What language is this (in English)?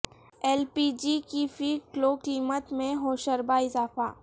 Urdu